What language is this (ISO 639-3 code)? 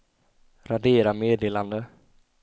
swe